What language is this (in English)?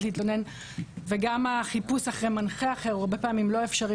Hebrew